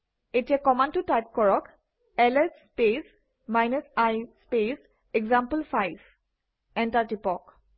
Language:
Assamese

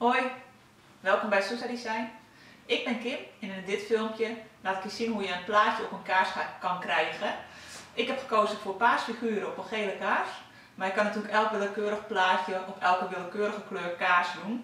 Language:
Dutch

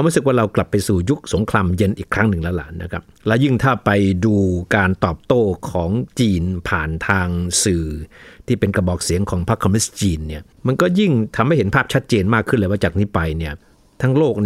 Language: Thai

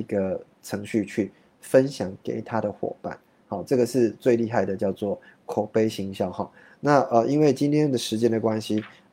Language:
Chinese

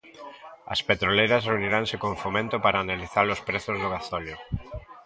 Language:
Galician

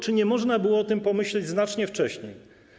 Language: Polish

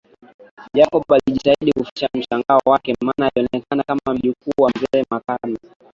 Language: Swahili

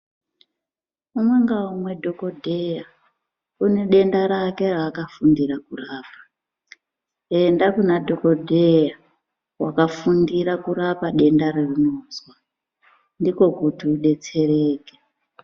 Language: Ndau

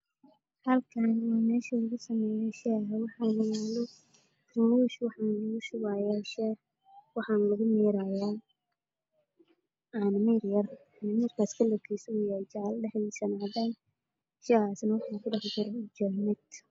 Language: Somali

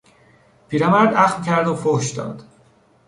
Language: Persian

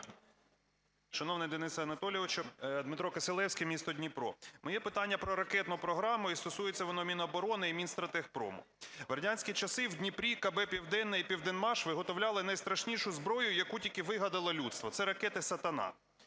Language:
Ukrainian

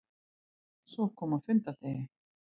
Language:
Icelandic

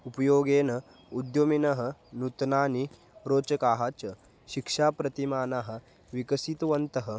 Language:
Sanskrit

